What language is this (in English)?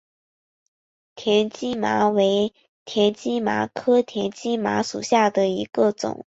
Chinese